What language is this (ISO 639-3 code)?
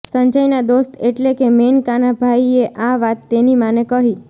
guj